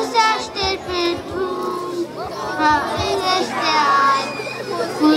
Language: Romanian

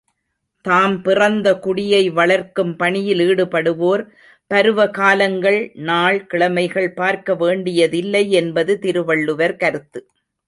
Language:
Tamil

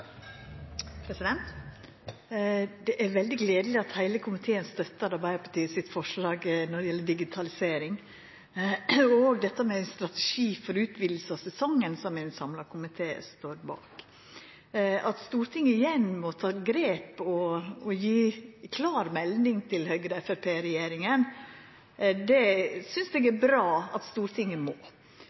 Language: Norwegian Nynorsk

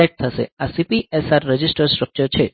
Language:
Gujarati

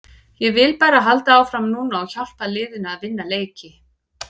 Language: Icelandic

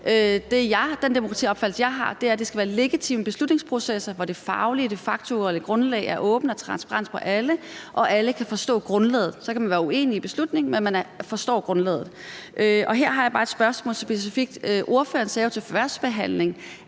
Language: Danish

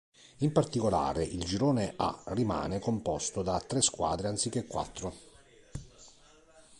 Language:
Italian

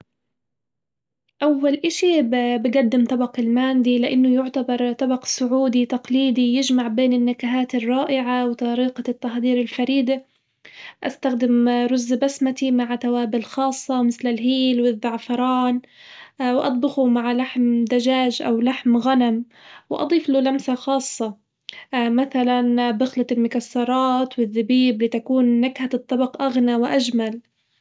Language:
Hijazi Arabic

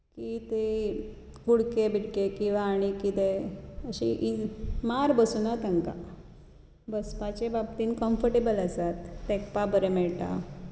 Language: Konkani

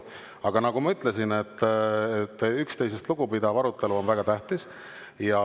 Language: Estonian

